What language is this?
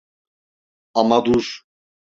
Turkish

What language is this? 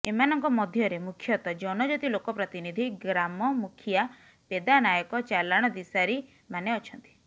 Odia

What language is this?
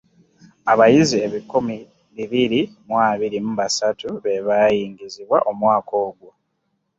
Ganda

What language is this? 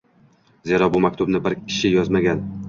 Uzbek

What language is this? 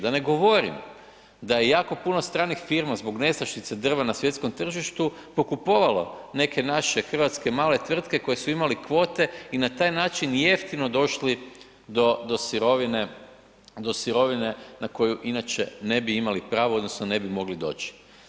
Croatian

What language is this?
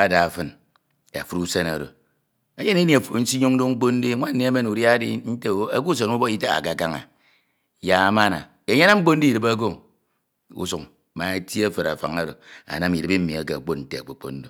Ito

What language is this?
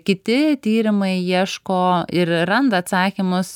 Lithuanian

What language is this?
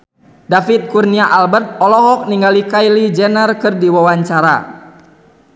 Sundanese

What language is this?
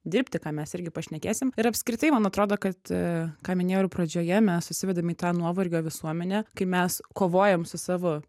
Lithuanian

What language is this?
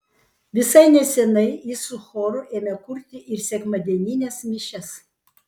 Lithuanian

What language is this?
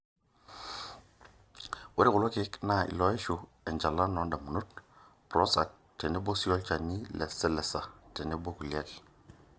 Masai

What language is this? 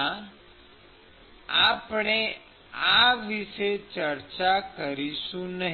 Gujarati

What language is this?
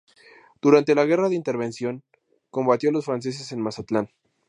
Spanish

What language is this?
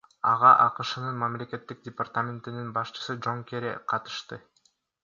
Kyrgyz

